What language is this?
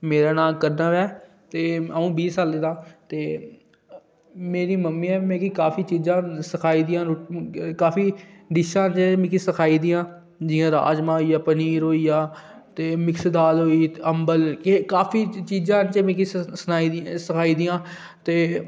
Dogri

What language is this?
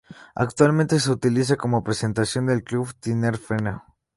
Spanish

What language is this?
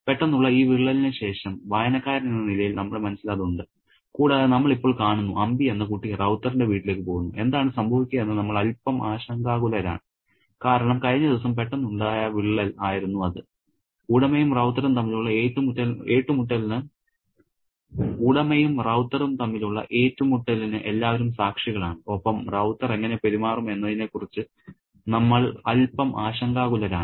Malayalam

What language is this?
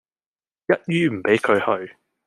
Cantonese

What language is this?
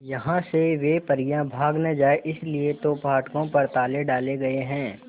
Hindi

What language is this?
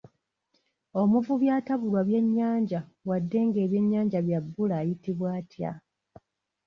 Ganda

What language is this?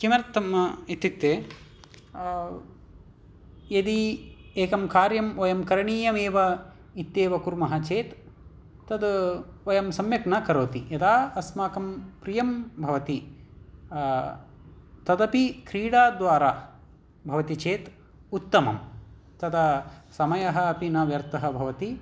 Sanskrit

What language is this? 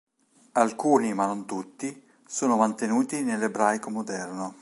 Italian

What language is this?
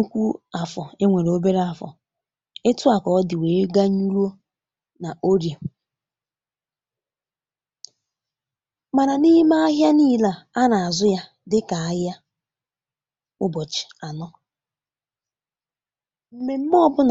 Igbo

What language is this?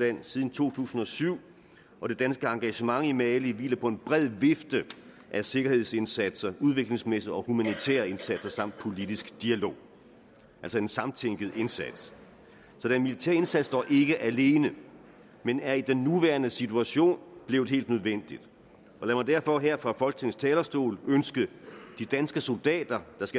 Danish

